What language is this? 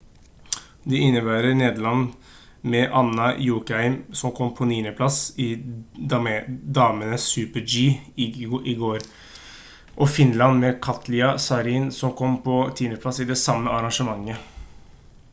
Norwegian Bokmål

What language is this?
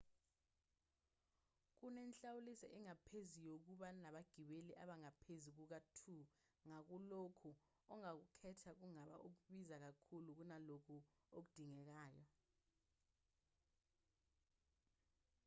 Zulu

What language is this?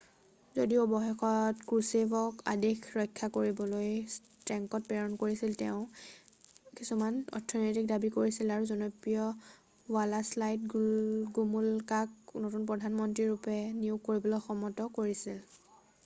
Assamese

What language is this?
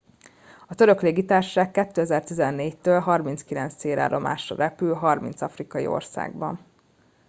Hungarian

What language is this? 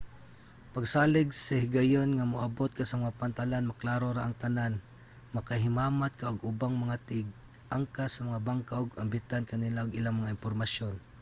Cebuano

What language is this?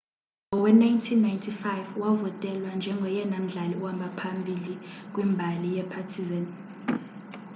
Xhosa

